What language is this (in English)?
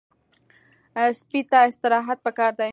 Pashto